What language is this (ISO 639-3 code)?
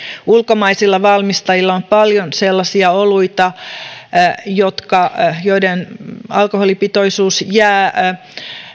fin